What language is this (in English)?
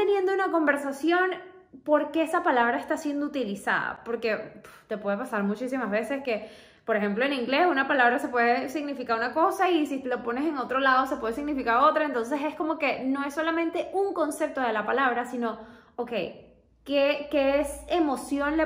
Spanish